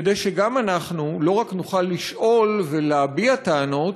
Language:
Hebrew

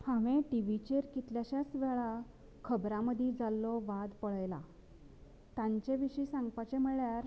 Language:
Konkani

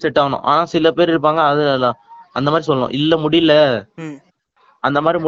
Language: Tamil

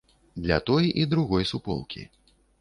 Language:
Belarusian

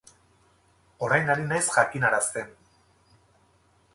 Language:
Basque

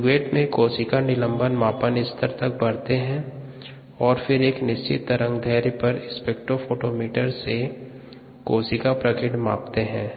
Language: Hindi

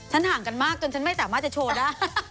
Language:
Thai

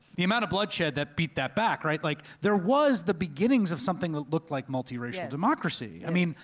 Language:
English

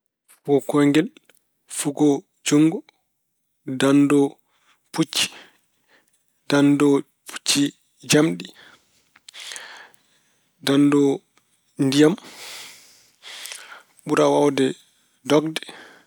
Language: Fula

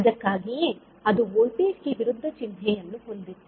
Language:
Kannada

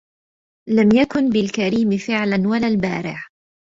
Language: Arabic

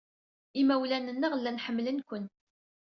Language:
Kabyle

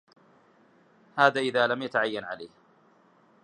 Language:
Arabic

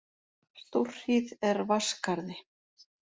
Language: Icelandic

